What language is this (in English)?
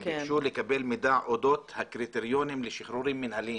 Hebrew